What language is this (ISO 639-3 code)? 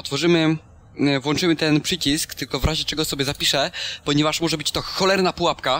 pol